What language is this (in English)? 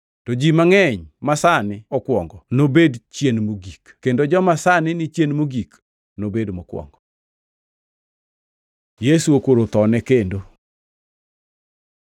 Luo (Kenya and Tanzania)